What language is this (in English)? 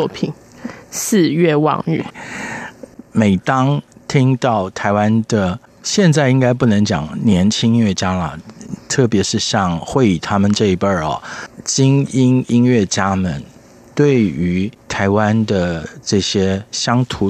Chinese